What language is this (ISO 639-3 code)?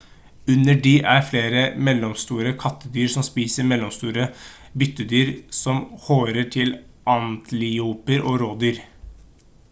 nob